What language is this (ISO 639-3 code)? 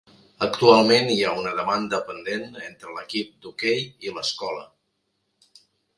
cat